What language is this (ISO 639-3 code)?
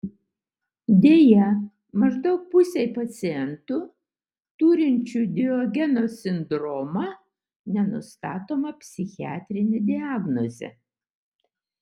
lit